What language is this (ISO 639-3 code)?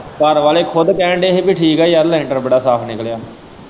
pan